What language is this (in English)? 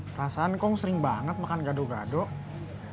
Indonesian